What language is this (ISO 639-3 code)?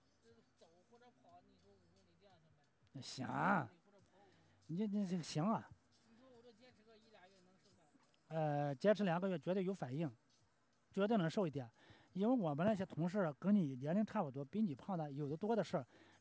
zho